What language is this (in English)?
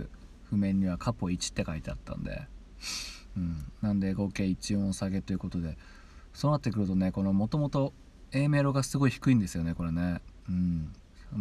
Japanese